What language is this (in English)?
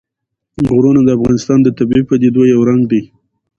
Pashto